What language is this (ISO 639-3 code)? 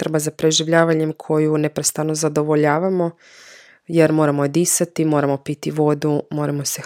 hrv